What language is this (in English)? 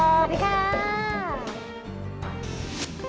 Thai